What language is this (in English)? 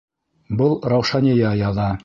Bashkir